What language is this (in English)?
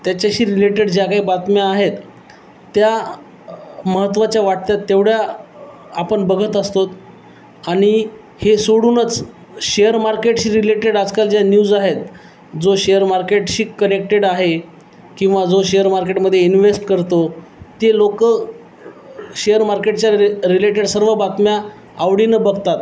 Marathi